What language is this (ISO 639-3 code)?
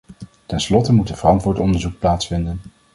nld